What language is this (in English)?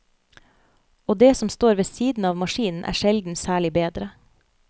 Norwegian